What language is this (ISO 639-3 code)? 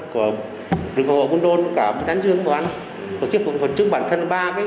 vie